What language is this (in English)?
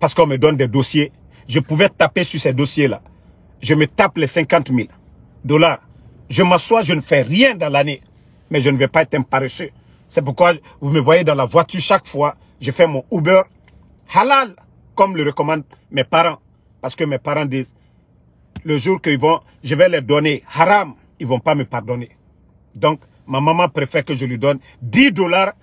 French